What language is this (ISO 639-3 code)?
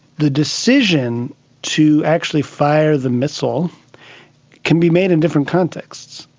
eng